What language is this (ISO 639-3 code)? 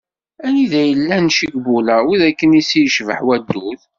kab